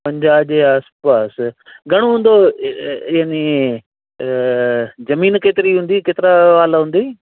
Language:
Sindhi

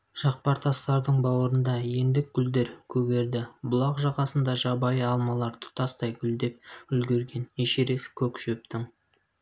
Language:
Kazakh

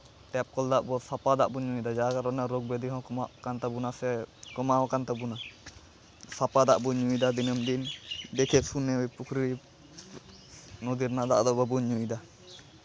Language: Santali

